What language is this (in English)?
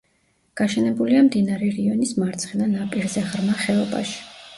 Georgian